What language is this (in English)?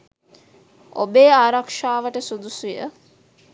Sinhala